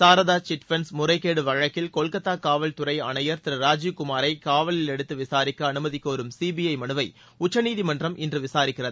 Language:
Tamil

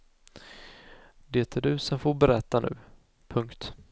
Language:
Swedish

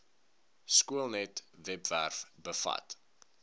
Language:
Afrikaans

